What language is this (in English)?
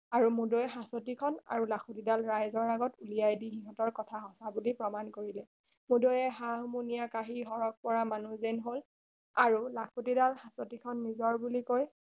Assamese